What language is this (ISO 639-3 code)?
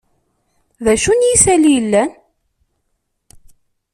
kab